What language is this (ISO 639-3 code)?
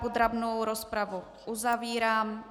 ces